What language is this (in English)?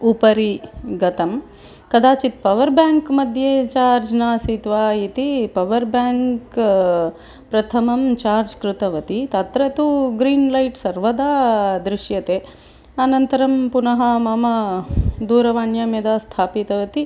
Sanskrit